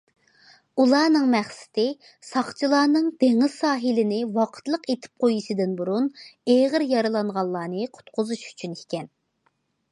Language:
Uyghur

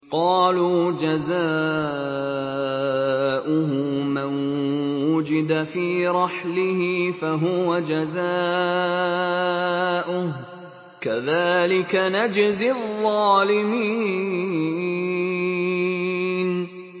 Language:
Arabic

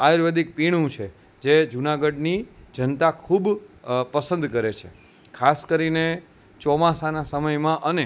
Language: Gujarati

